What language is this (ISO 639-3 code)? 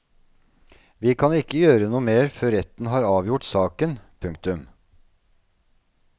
nor